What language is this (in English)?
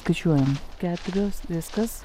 Lithuanian